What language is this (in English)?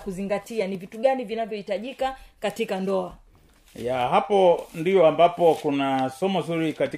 Swahili